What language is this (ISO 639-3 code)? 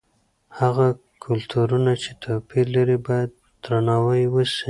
pus